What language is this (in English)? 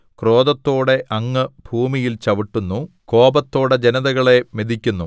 Malayalam